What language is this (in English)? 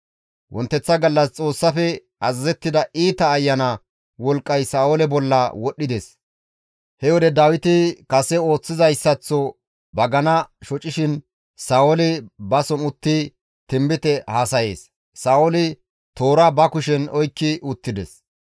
Gamo